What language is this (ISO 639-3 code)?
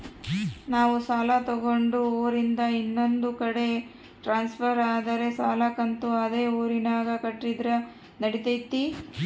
kan